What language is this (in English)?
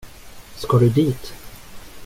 Swedish